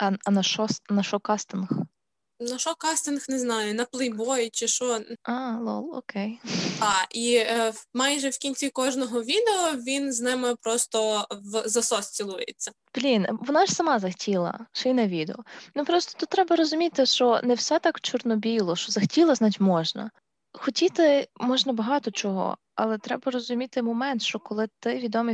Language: Ukrainian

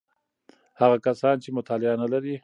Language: Pashto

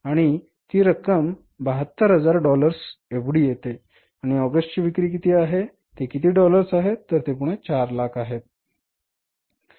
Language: Marathi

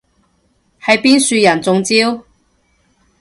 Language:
Cantonese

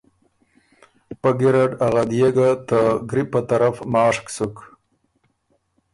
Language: Ormuri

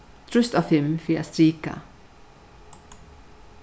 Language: Faroese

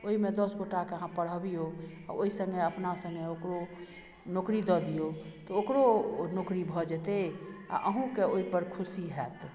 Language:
Maithili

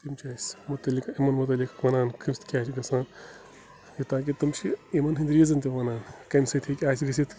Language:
Kashmiri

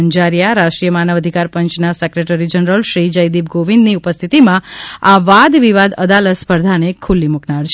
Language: Gujarati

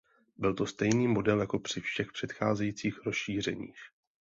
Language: Czech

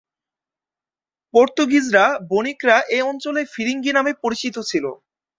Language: Bangla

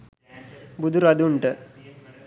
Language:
Sinhala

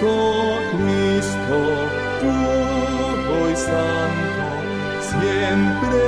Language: Romanian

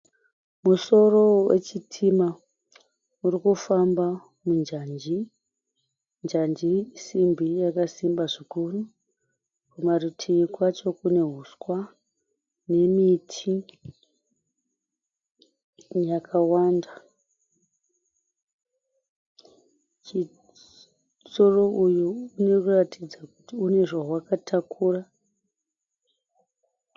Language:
Shona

